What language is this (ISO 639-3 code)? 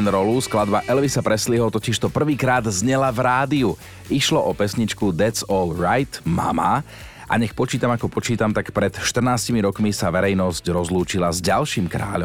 slk